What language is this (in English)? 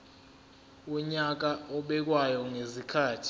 Zulu